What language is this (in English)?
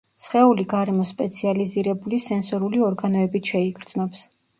Georgian